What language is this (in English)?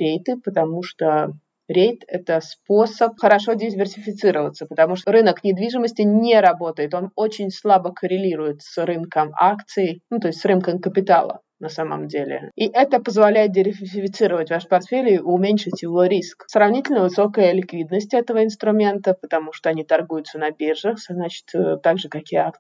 Russian